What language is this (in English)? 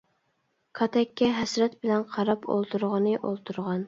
Uyghur